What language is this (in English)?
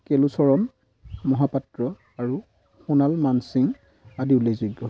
Assamese